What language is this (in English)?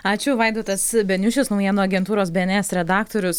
Lithuanian